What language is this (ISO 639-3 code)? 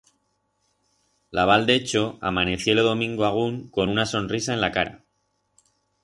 arg